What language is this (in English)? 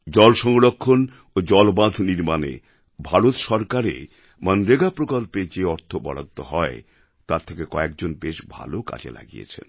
Bangla